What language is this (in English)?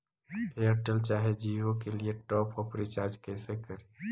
Magahi